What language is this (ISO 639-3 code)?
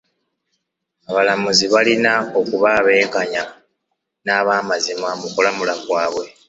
lug